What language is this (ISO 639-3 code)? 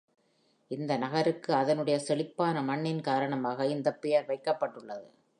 tam